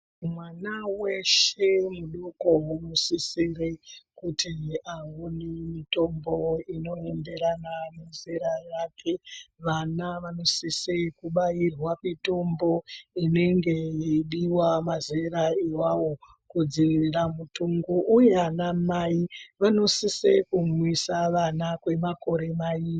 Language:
Ndau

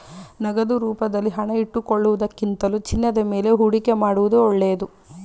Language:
Kannada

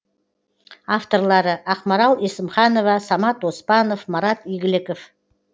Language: Kazakh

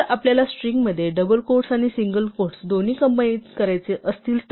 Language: Marathi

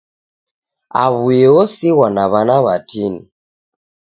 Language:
Taita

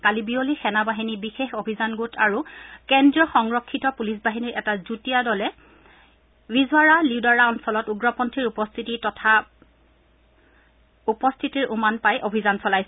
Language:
Assamese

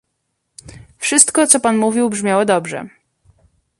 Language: Polish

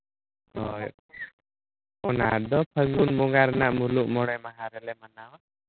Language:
Santali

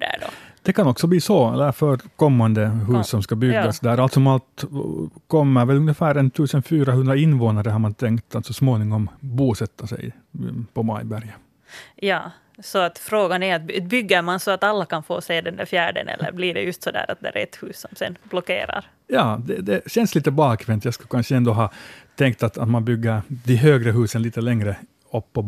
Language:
Swedish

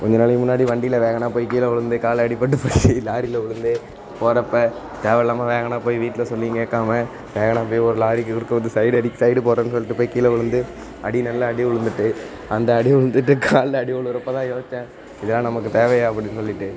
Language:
Tamil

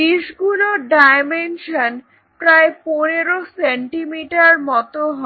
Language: Bangla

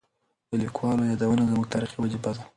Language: Pashto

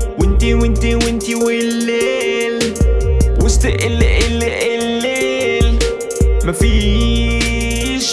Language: Arabic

